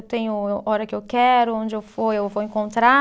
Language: Portuguese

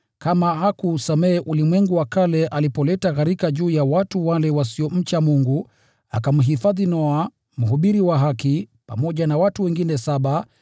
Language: Swahili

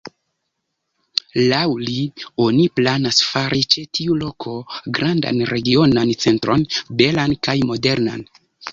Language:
Esperanto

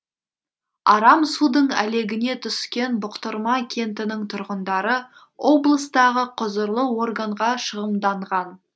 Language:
Kazakh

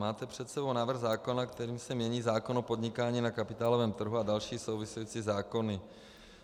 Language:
Czech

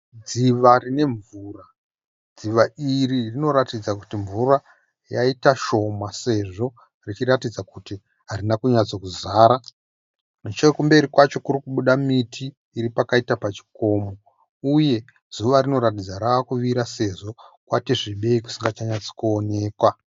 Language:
Shona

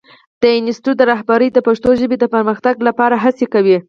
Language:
Pashto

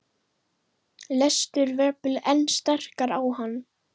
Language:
Icelandic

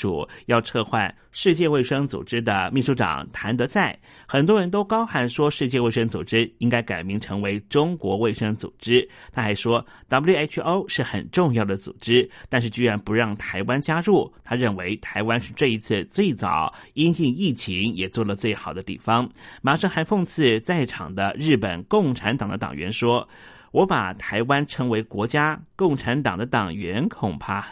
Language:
Chinese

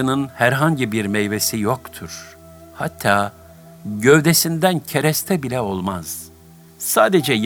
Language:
Turkish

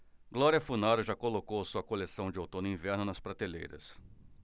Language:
Portuguese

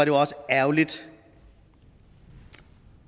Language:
Danish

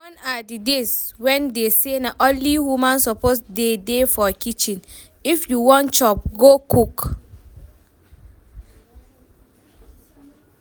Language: Nigerian Pidgin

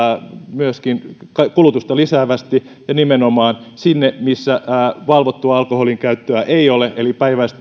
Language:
Finnish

